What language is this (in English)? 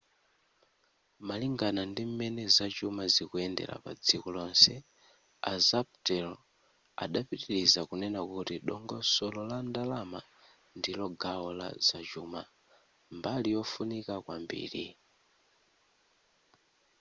Nyanja